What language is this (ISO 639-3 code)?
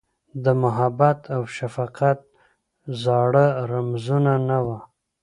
pus